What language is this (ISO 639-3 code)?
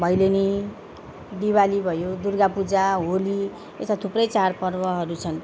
nep